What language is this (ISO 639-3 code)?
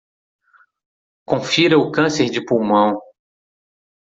por